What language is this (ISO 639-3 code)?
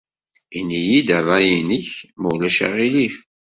kab